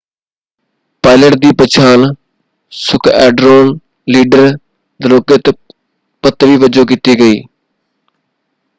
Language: Punjabi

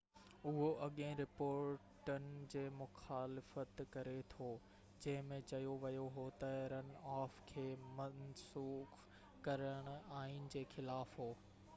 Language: Sindhi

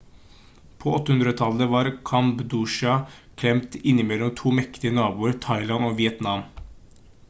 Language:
Norwegian Bokmål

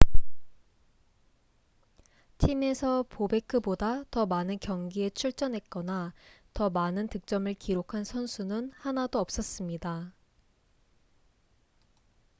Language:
Korean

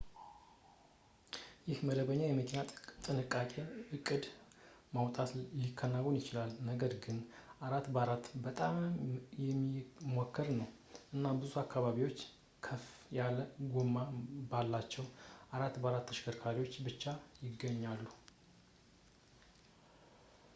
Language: Amharic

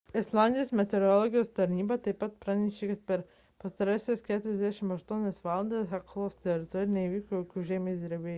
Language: Lithuanian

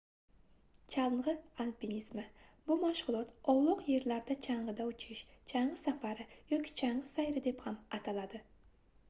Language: Uzbek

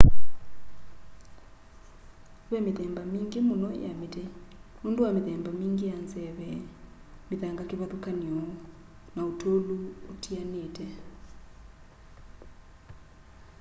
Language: Kamba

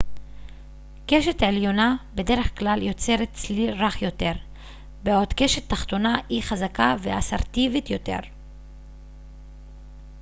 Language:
Hebrew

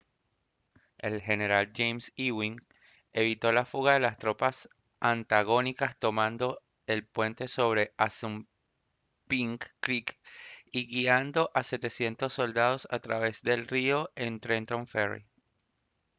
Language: Spanish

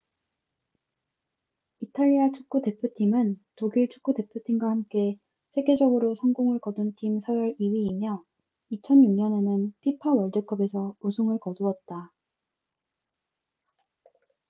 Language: Korean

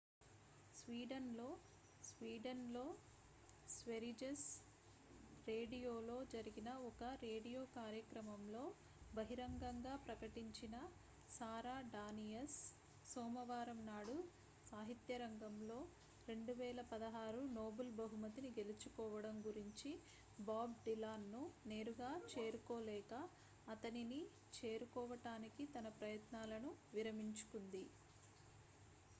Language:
Telugu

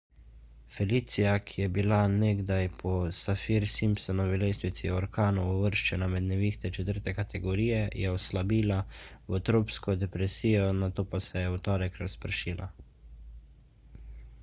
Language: Slovenian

